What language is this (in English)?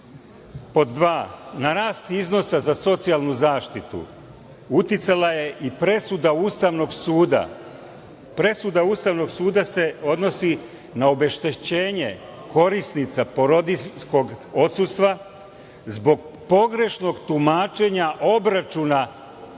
Serbian